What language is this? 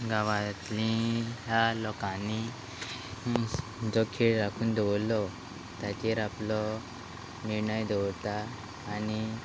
Konkani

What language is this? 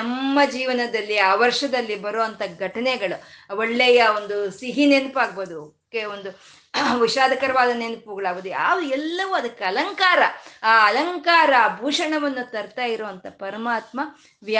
Kannada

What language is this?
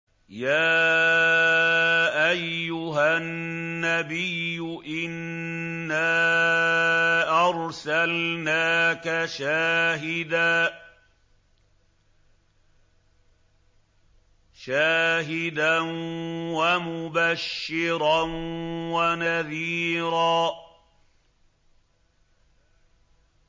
Arabic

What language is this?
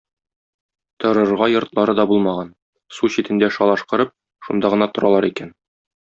Tatar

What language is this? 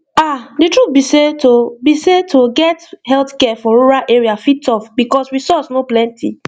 Nigerian Pidgin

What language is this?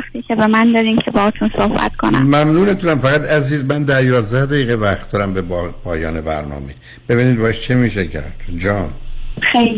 Persian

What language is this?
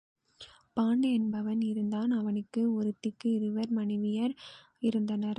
Tamil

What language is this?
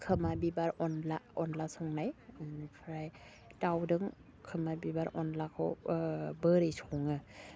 Bodo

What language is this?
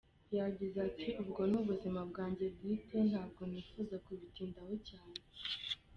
Kinyarwanda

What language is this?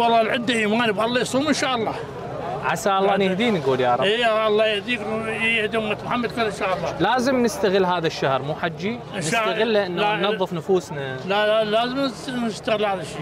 Arabic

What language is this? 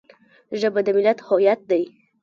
Pashto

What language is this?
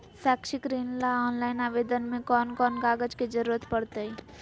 Magahi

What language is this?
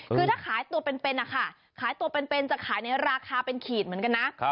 Thai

